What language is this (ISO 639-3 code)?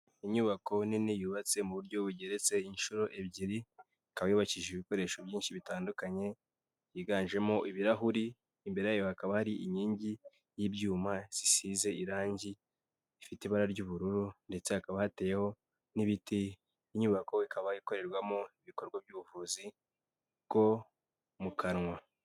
kin